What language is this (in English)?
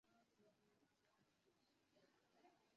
Chinese